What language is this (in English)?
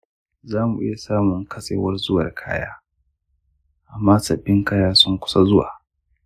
Hausa